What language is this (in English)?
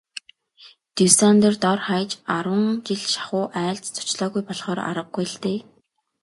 Mongolian